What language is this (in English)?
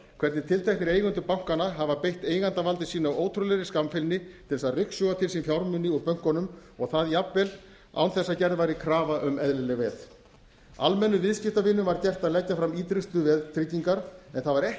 Icelandic